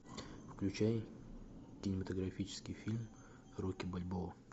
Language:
Russian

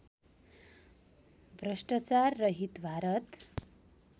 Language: Nepali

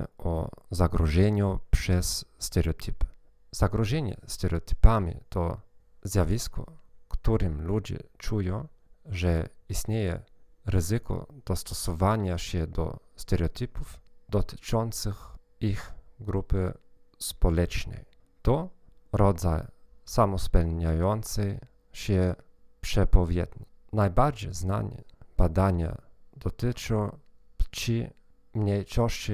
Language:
Polish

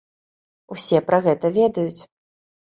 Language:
Belarusian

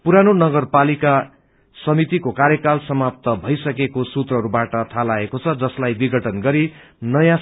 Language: Nepali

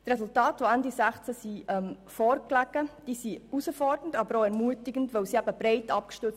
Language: Swiss German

